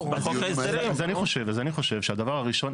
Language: Hebrew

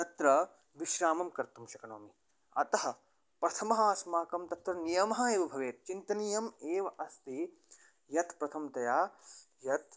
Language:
Sanskrit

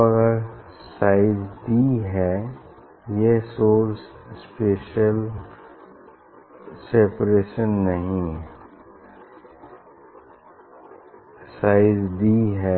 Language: Hindi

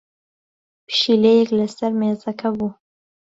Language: Central Kurdish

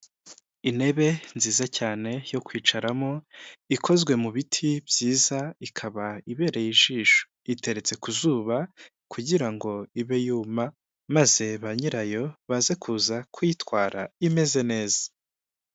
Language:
Kinyarwanda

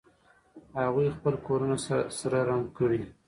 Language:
Pashto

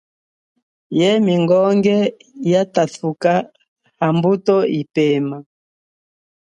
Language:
Chokwe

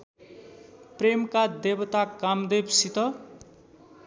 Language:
Nepali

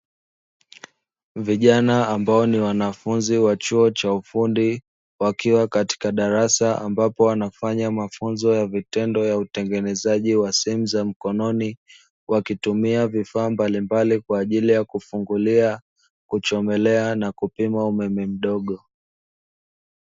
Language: Swahili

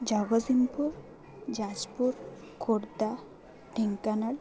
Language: Odia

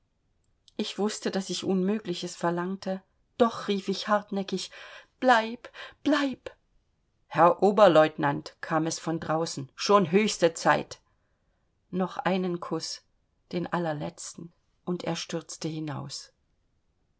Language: German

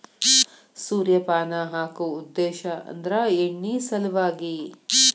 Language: Kannada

